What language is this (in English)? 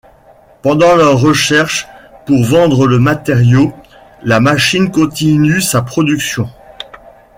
French